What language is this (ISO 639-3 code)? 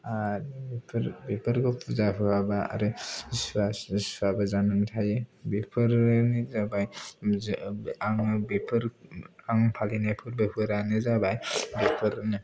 brx